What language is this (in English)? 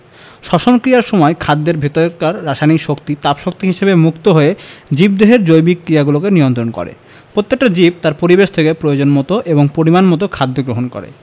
Bangla